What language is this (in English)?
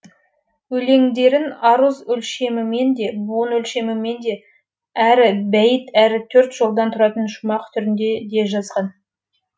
Kazakh